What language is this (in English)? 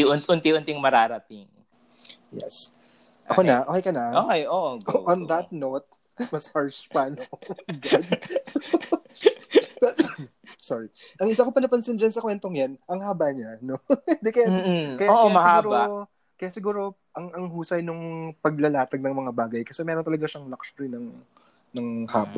Filipino